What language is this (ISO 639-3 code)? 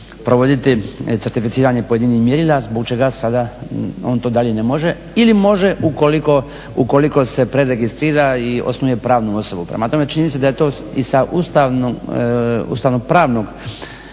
hrv